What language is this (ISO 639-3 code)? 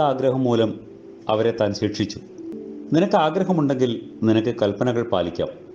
ara